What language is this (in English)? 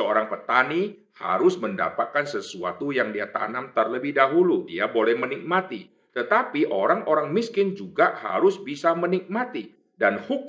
Indonesian